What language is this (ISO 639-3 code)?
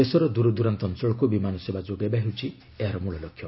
ori